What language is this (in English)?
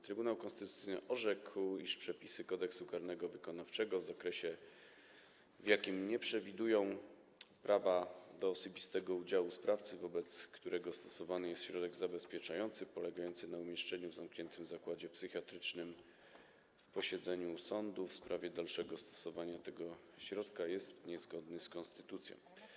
Polish